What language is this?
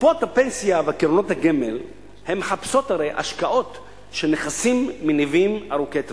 Hebrew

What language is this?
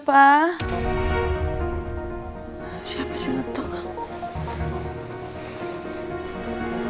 Indonesian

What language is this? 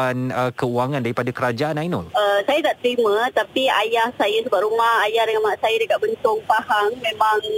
Malay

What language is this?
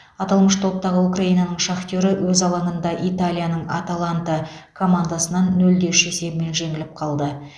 Kazakh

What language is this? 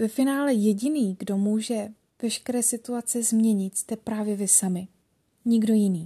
Czech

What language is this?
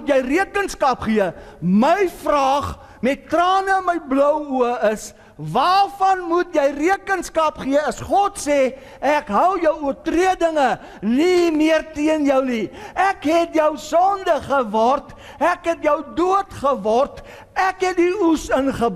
Dutch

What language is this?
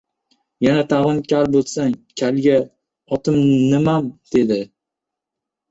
Uzbek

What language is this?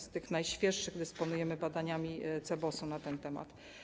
Polish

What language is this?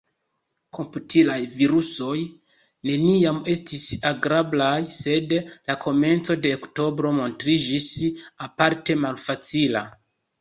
Esperanto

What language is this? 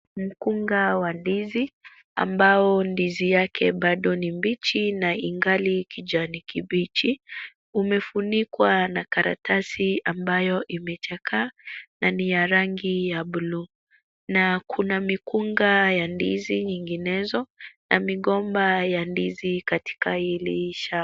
Swahili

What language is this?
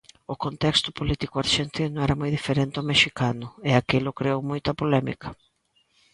Galician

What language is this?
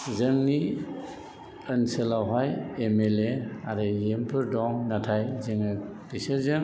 Bodo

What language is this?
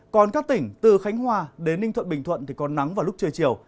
Vietnamese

